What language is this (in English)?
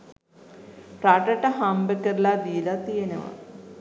Sinhala